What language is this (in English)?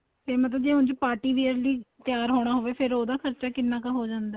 Punjabi